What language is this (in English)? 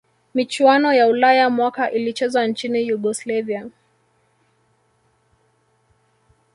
Swahili